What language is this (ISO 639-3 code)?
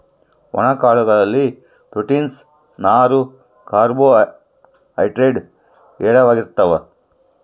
kan